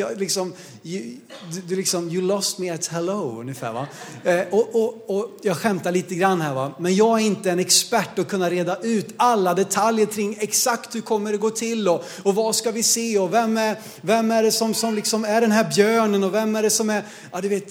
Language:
Swedish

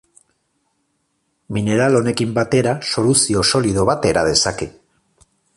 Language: Basque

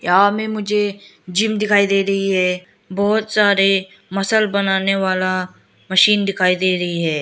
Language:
Hindi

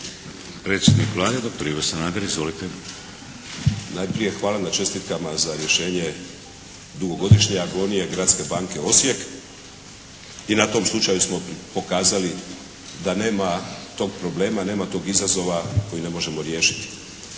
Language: Croatian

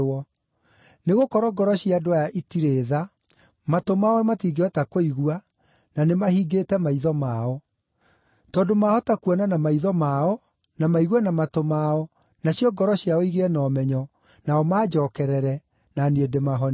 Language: Kikuyu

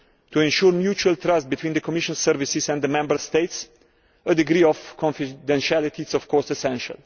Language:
English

